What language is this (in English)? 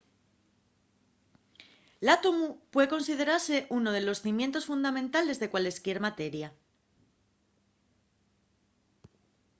Asturian